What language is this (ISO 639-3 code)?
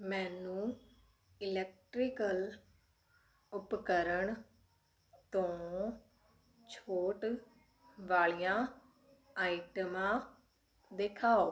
pan